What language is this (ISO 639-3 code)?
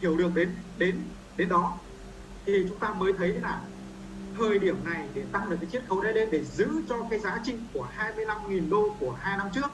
vie